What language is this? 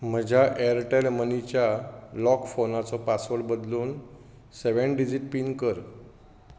Konkani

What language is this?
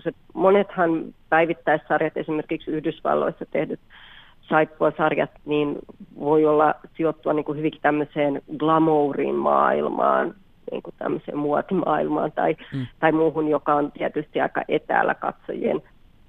Finnish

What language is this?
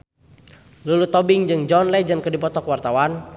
Sundanese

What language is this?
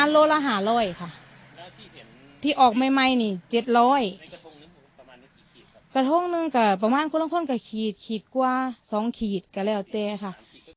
Thai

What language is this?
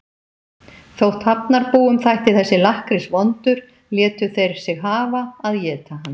Icelandic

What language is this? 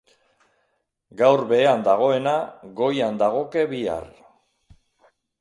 Basque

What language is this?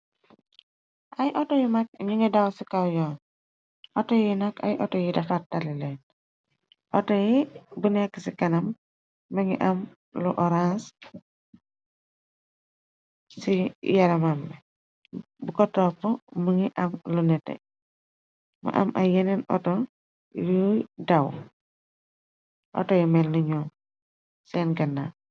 Wolof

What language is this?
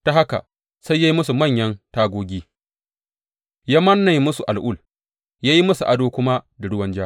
Hausa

